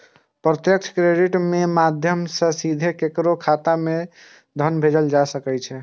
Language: Maithili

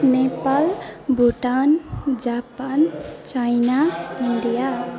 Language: Nepali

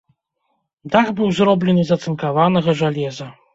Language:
Belarusian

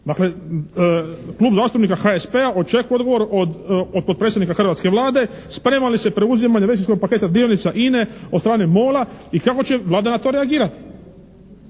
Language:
Croatian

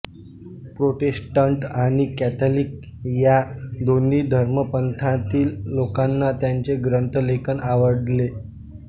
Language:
Marathi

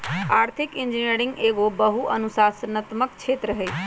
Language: Magahi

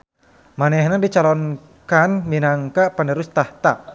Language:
Sundanese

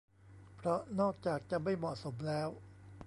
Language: Thai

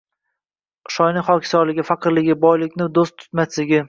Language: Uzbek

